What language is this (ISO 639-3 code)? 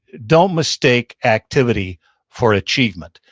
eng